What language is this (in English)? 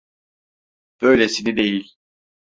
Turkish